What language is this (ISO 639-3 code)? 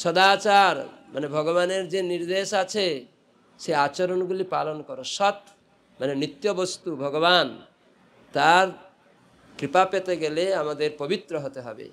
ben